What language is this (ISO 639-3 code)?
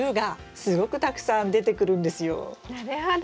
jpn